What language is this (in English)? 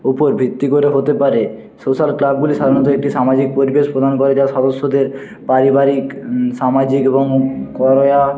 Bangla